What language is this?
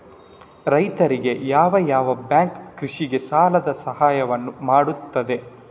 Kannada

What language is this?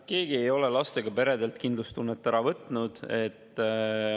Estonian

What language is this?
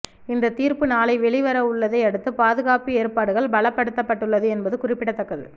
Tamil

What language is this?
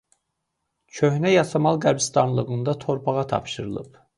Azerbaijani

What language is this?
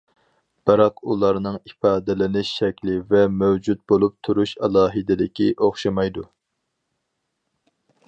Uyghur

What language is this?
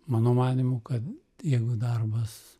Lithuanian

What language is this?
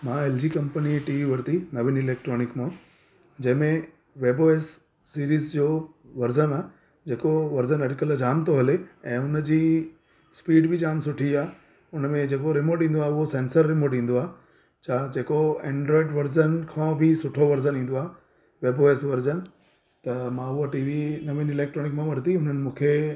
Sindhi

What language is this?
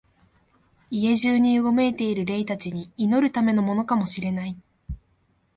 Japanese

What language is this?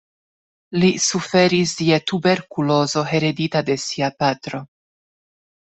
Esperanto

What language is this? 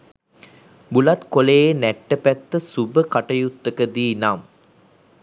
Sinhala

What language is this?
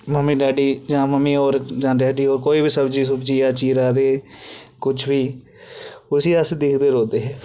Dogri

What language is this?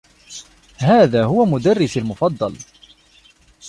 Arabic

